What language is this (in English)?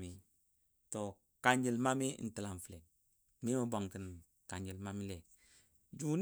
Dadiya